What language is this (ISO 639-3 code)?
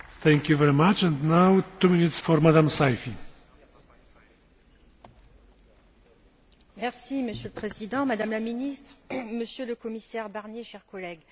fra